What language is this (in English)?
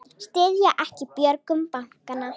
Icelandic